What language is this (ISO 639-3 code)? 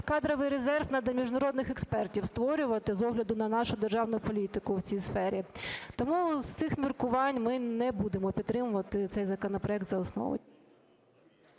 ukr